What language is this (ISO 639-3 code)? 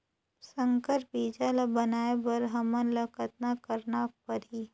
hne